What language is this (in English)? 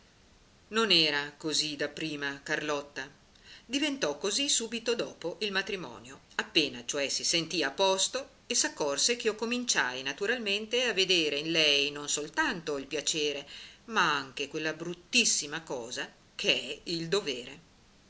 Italian